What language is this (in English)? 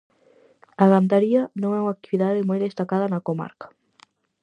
Galician